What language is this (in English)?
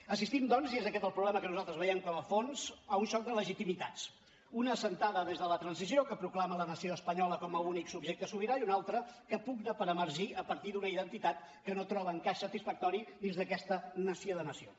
Catalan